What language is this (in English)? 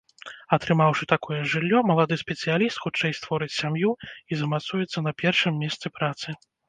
Belarusian